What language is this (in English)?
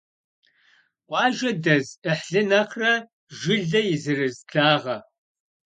Kabardian